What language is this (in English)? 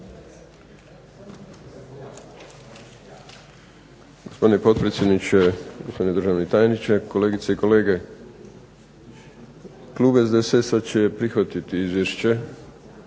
Croatian